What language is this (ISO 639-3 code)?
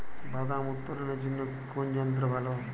ben